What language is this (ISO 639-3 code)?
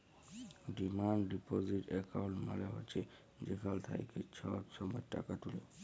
ben